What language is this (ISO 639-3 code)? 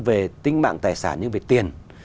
vie